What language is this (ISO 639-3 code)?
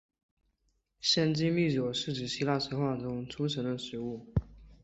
zho